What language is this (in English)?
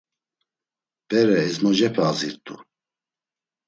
Laz